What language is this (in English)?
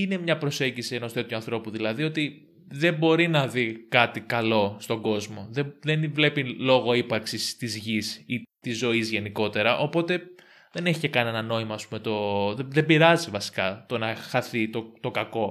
Greek